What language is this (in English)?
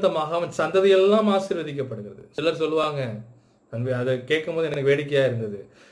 Tamil